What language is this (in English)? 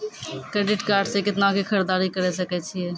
Maithili